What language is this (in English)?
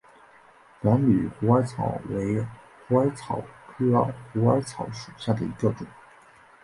Chinese